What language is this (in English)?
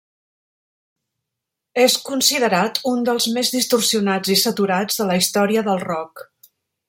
Catalan